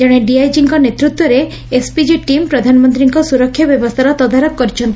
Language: Odia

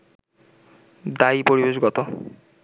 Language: Bangla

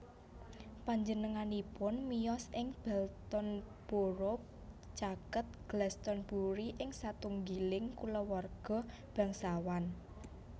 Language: Javanese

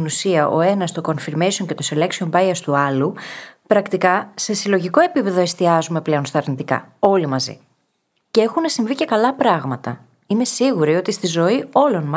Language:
Greek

